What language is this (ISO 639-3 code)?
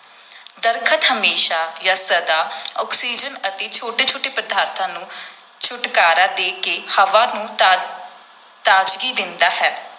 pan